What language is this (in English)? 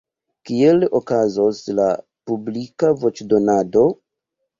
Esperanto